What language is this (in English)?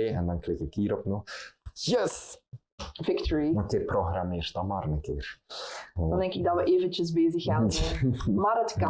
Dutch